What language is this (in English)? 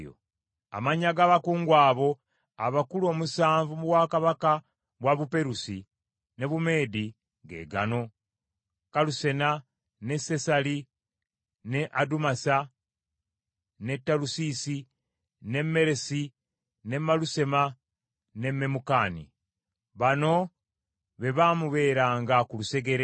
Ganda